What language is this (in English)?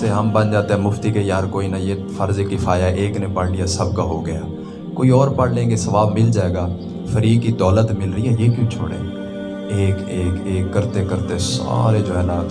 Urdu